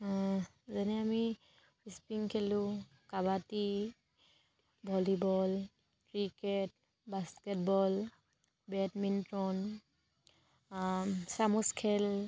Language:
Assamese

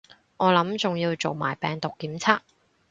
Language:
Cantonese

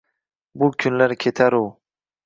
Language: Uzbek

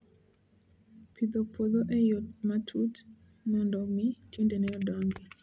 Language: Luo (Kenya and Tanzania)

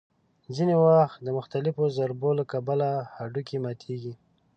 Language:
Pashto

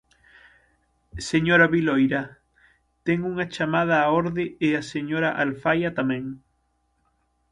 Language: Galician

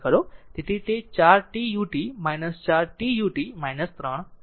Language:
Gujarati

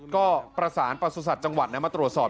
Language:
Thai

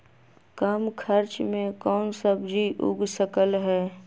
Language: Magahi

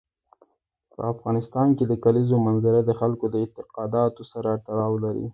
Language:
Pashto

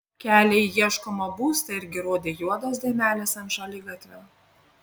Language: Lithuanian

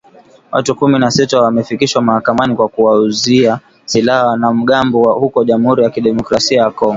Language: Swahili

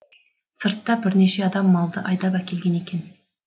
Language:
Kazakh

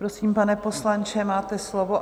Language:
Czech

